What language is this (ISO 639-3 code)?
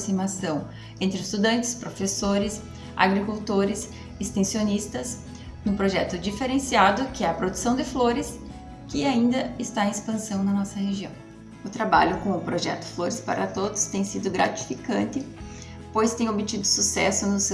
por